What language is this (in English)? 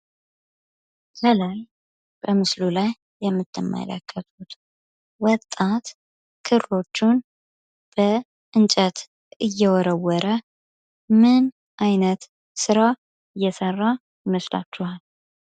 Amharic